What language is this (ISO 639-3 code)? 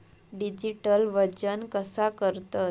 mar